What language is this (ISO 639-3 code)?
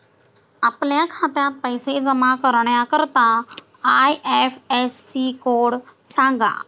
mar